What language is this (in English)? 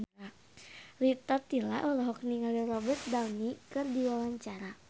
Sundanese